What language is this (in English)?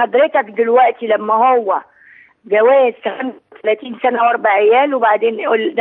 Arabic